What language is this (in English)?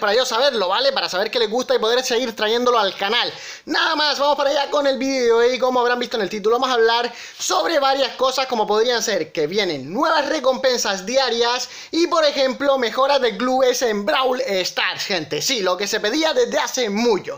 Spanish